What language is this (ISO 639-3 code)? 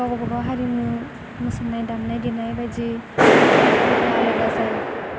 brx